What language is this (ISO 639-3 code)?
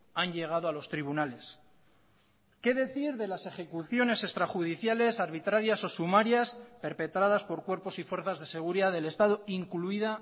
spa